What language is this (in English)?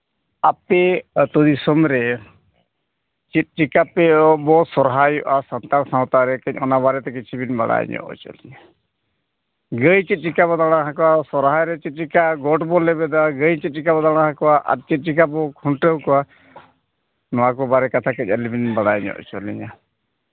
Santali